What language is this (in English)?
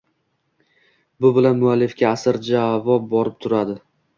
Uzbek